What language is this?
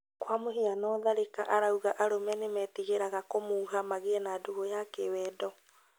Kikuyu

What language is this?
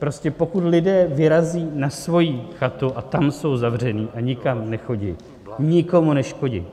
Czech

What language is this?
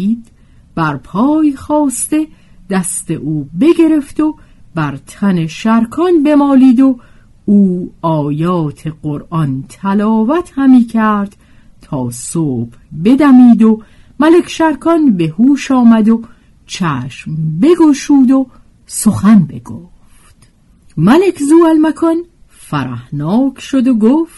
Persian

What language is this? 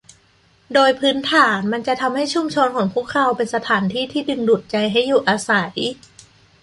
Thai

